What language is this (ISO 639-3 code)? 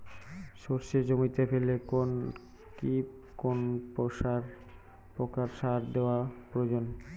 ben